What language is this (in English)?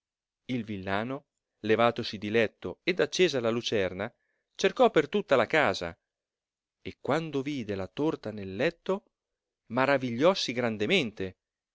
Italian